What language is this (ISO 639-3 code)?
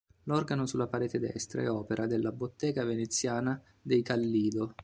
ita